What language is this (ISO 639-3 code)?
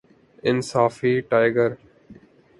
urd